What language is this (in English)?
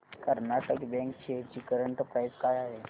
Marathi